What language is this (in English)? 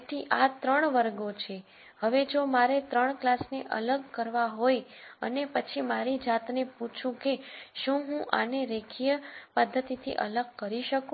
Gujarati